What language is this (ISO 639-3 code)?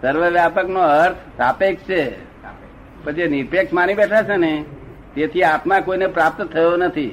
guj